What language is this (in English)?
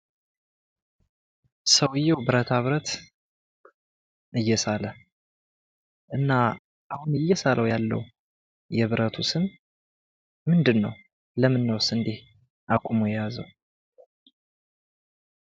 Amharic